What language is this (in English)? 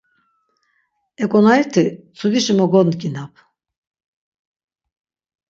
Laz